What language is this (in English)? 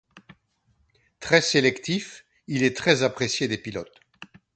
French